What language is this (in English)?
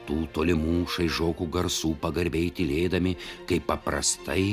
Lithuanian